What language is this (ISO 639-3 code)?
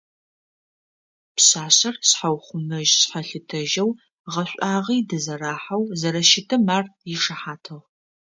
ady